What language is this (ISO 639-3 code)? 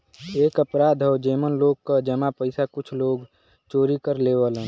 bho